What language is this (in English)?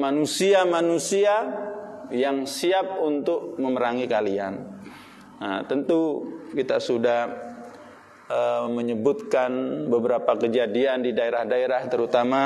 Indonesian